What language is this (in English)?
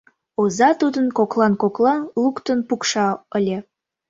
Mari